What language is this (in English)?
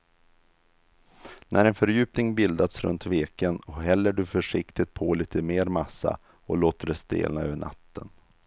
Swedish